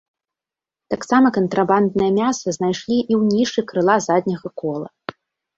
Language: Belarusian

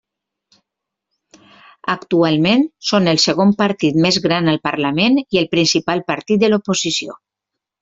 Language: Catalan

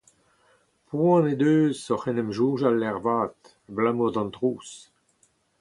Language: Breton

